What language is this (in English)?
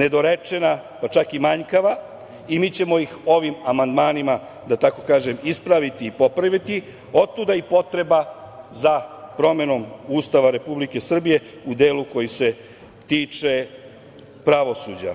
Serbian